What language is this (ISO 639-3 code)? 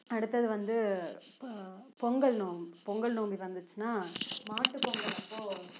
tam